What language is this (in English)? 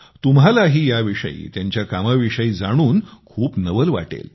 Marathi